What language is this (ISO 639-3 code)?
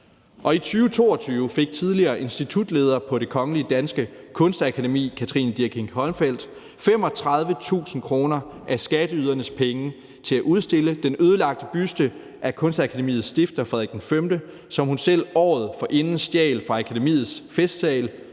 dan